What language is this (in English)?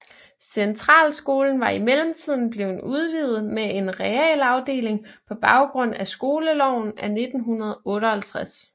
Danish